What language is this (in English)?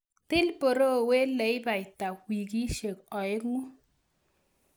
Kalenjin